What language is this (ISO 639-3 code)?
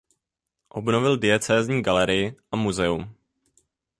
ces